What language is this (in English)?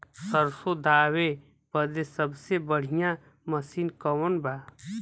Bhojpuri